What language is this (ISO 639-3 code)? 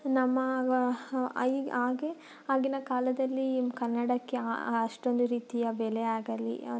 kan